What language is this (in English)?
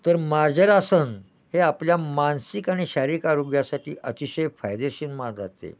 Marathi